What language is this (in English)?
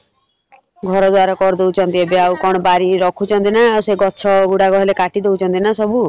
Odia